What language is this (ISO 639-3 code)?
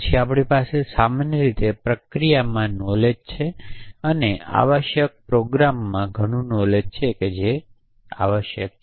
guj